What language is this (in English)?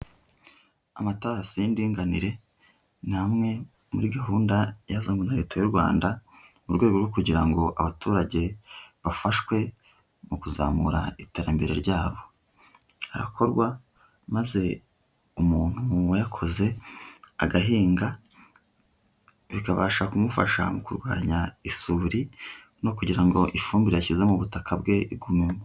Kinyarwanda